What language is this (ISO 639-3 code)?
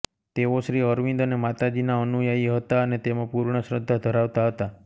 guj